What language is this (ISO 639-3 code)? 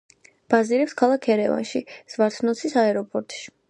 kat